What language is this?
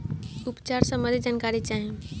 Bhojpuri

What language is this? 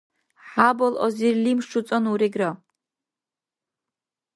Dargwa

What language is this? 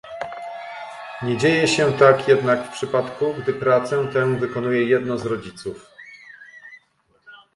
Polish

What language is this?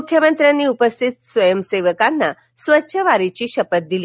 Marathi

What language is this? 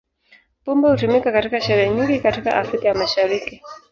Swahili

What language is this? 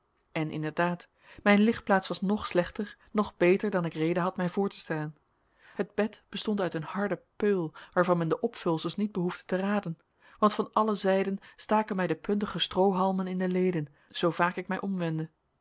Dutch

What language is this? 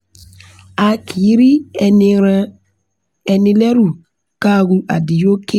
Yoruba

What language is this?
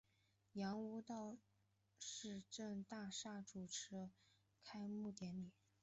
Chinese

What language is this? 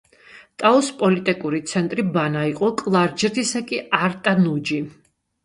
Georgian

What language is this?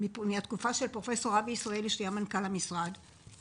Hebrew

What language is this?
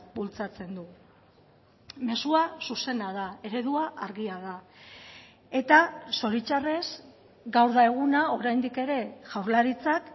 Basque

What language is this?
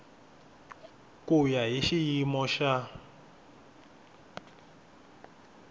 Tsonga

